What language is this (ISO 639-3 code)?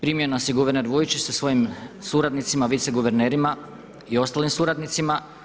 hrv